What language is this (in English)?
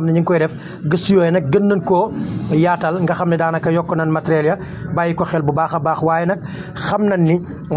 Indonesian